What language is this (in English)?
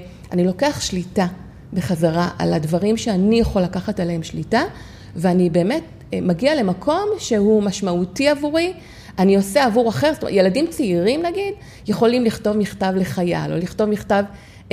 Hebrew